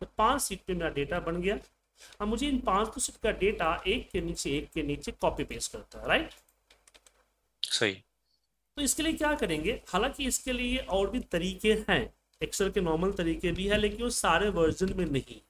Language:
Hindi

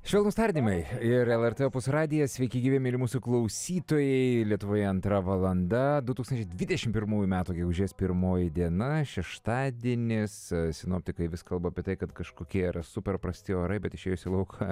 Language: Lithuanian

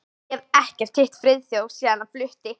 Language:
Icelandic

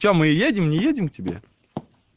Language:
Russian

